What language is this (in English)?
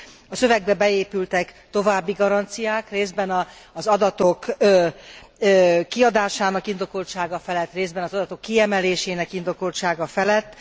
Hungarian